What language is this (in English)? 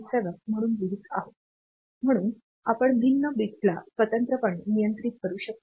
Marathi